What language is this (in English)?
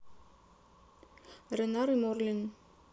Russian